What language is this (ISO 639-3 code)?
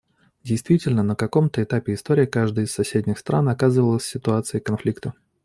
rus